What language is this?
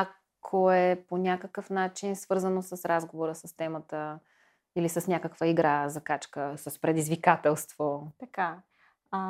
Bulgarian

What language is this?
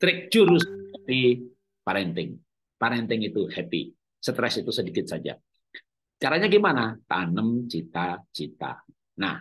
Indonesian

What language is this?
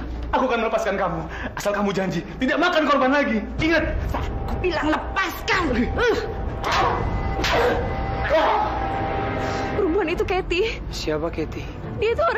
Indonesian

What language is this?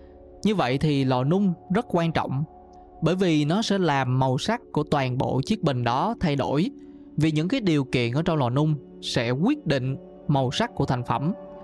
Vietnamese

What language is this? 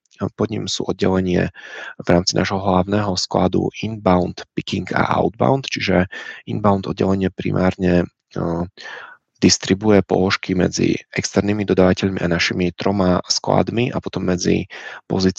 Czech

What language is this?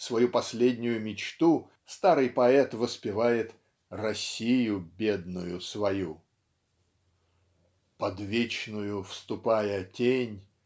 Russian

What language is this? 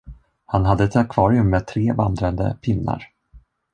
Swedish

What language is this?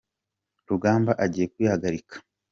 Kinyarwanda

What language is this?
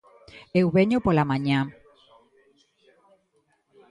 Galician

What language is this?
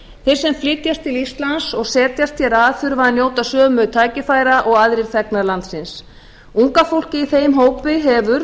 Icelandic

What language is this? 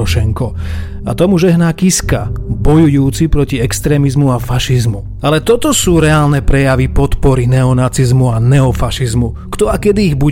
Slovak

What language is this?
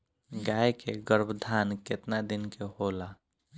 Bhojpuri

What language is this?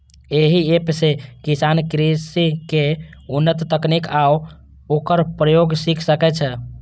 Maithili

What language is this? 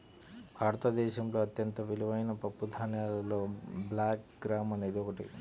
Telugu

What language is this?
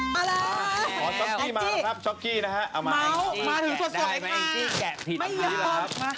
Thai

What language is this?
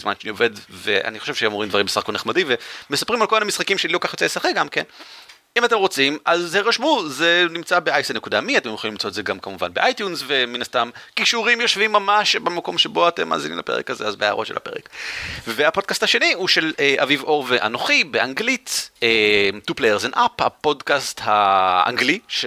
Hebrew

